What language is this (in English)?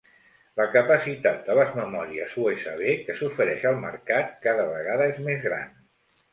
Catalan